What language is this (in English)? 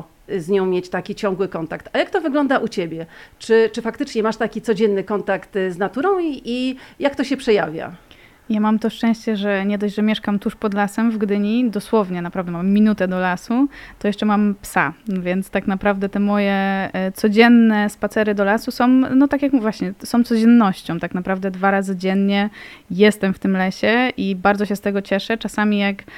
Polish